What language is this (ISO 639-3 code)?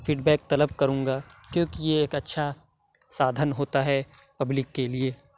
urd